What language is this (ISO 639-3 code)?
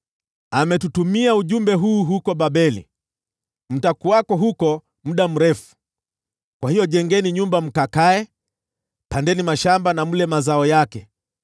swa